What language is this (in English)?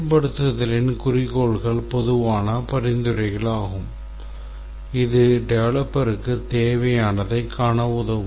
Tamil